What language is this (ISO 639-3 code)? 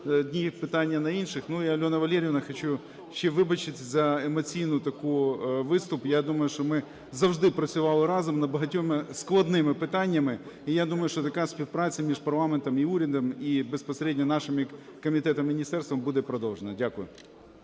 ukr